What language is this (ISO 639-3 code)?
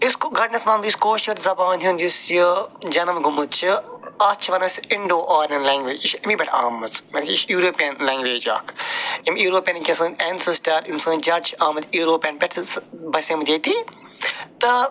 kas